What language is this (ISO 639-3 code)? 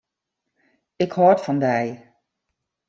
fry